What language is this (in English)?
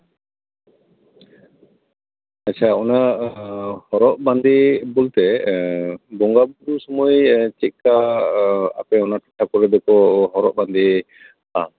Santali